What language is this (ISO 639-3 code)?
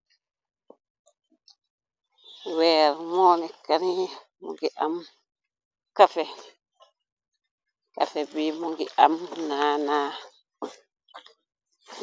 wol